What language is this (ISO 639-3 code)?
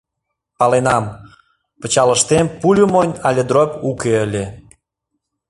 chm